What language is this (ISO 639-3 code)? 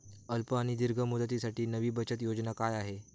mar